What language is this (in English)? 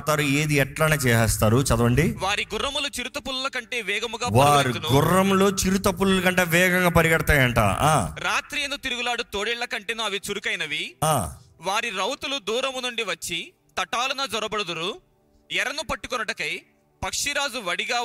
Telugu